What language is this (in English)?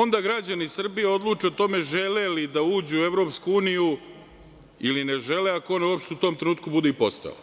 Serbian